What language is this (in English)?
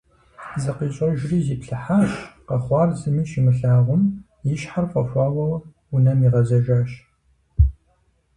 Kabardian